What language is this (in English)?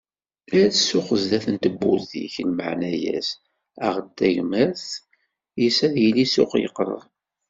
Kabyle